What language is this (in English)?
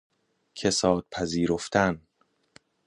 Persian